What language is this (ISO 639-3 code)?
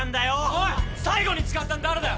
jpn